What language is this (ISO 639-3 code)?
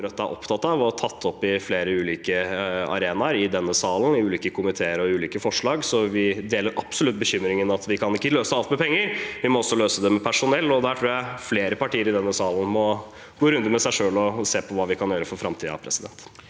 nor